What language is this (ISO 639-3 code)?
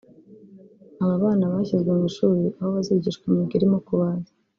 kin